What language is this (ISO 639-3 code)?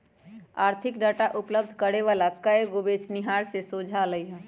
mag